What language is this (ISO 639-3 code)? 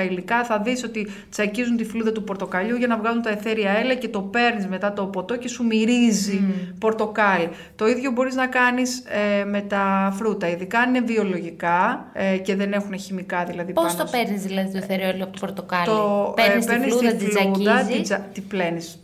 ell